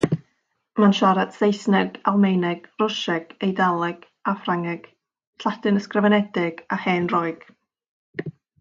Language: Welsh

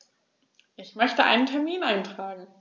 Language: German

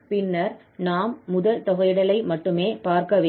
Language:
Tamil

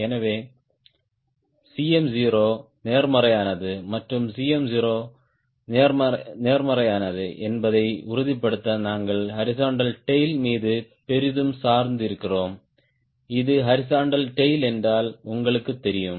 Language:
Tamil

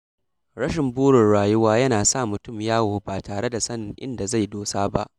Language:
Hausa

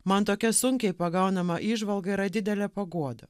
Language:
Lithuanian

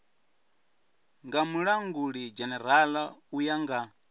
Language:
Venda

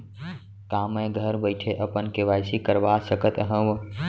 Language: Chhattisgarhi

